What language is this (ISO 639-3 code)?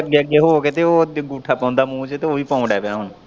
pan